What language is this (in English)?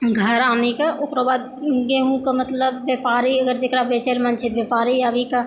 Maithili